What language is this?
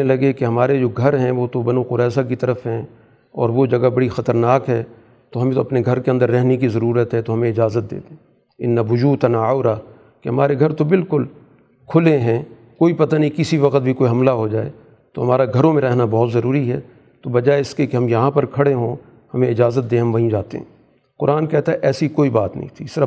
Urdu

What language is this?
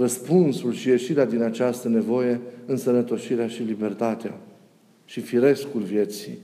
Romanian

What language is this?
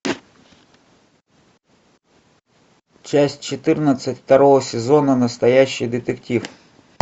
Russian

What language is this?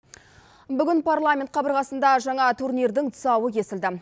Kazakh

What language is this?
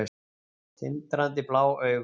Icelandic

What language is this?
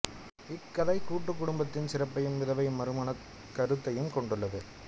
Tamil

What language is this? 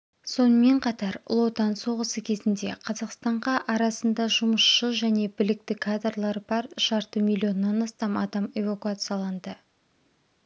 Kazakh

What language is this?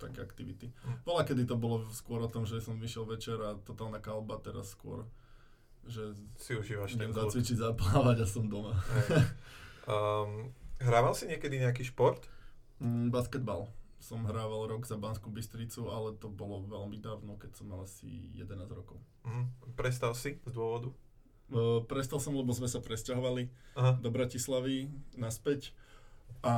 Slovak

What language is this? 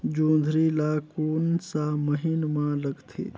Chhattisgarhi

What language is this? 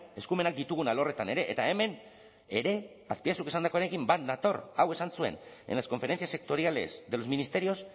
Basque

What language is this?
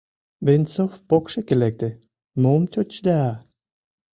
Mari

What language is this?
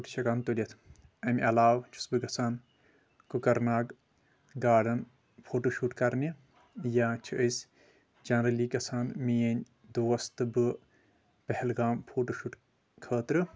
Kashmiri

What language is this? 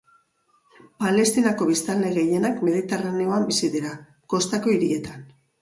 Basque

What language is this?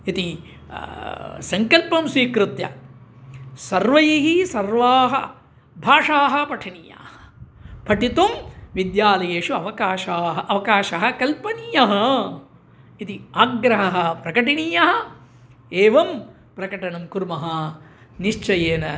Sanskrit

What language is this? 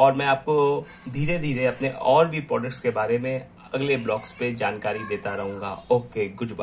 Hindi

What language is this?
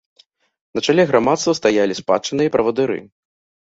Belarusian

